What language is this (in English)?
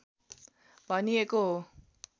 Nepali